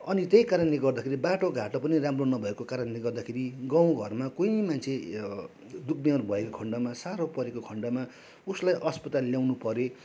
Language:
Nepali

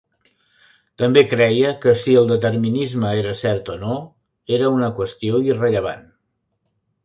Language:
Catalan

